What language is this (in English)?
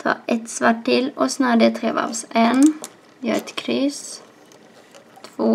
Swedish